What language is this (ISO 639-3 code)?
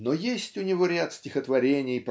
rus